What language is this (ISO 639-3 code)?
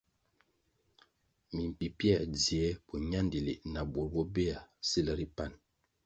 nmg